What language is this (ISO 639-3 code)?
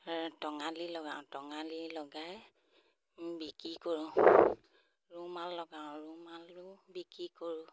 asm